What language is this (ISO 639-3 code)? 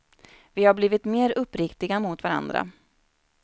swe